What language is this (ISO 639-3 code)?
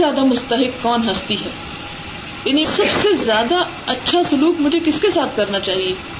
urd